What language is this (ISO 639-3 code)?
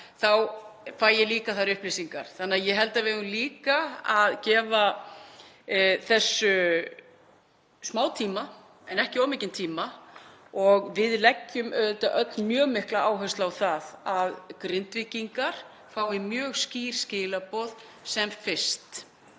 isl